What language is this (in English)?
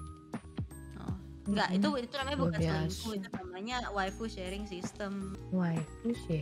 Indonesian